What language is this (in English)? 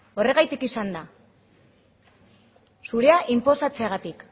Basque